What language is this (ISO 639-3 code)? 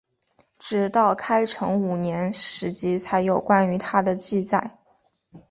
zho